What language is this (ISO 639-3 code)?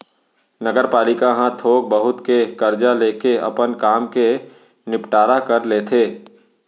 hne